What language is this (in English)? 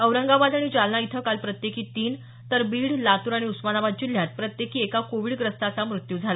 Marathi